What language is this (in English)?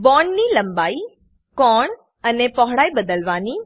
Gujarati